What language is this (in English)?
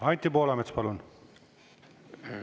Estonian